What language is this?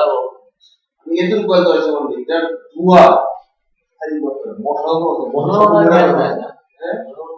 Bangla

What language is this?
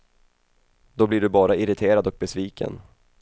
Swedish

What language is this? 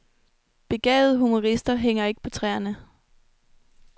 Danish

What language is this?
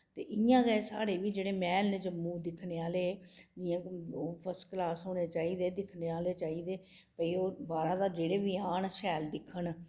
Dogri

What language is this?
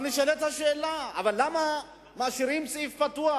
Hebrew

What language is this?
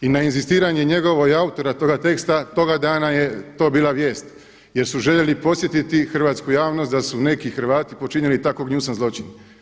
Croatian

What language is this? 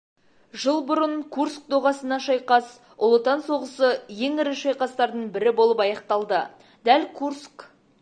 Kazakh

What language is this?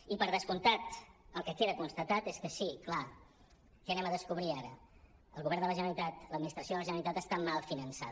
Catalan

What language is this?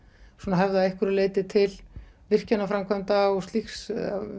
Icelandic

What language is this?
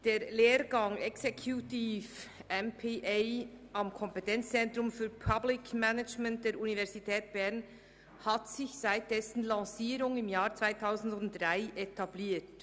Swiss German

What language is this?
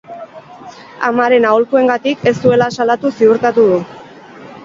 Basque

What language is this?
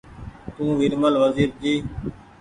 Goaria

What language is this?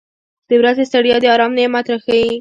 Pashto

